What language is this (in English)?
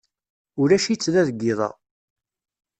Kabyle